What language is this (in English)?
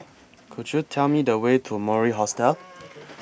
English